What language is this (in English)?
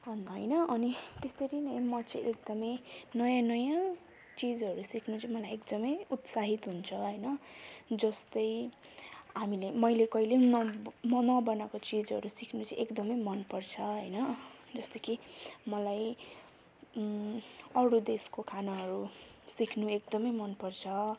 Nepali